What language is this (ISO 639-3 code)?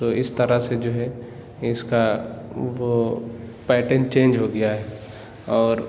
urd